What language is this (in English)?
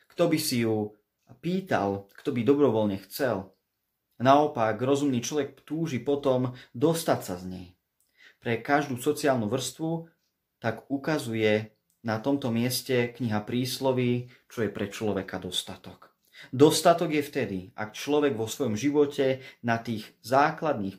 Slovak